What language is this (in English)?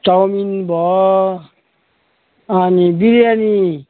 Nepali